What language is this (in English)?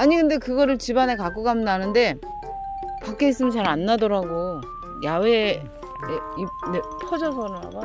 Korean